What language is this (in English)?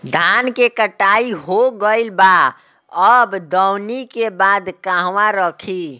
Bhojpuri